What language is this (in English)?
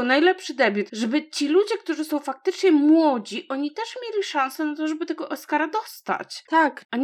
Polish